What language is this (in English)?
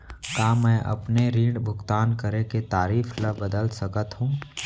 Chhattisgarhi